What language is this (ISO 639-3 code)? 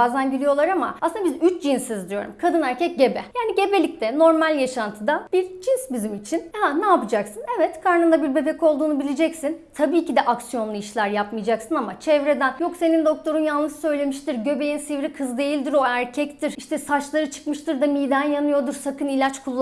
tur